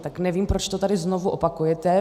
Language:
Czech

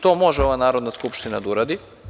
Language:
Serbian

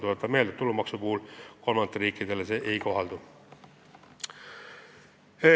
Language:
Estonian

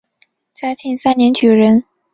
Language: Chinese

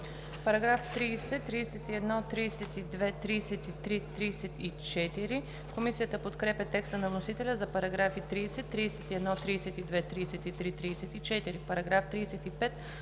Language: Bulgarian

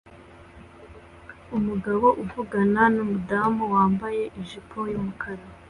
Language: Kinyarwanda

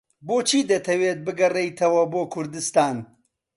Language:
Central Kurdish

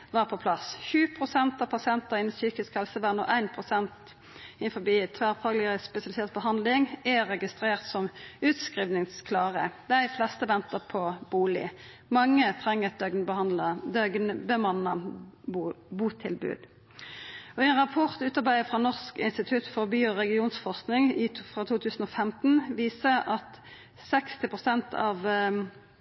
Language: Norwegian Nynorsk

